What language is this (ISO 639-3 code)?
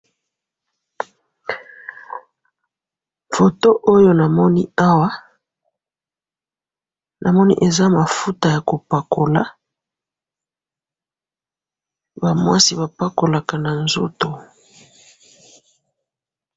lin